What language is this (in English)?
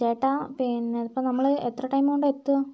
Malayalam